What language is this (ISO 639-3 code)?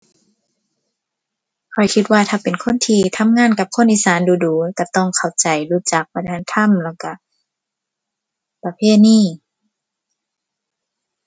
tha